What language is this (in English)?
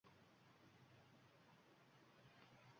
Uzbek